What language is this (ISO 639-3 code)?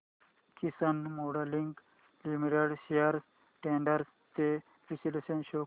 mar